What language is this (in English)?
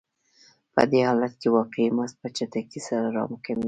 Pashto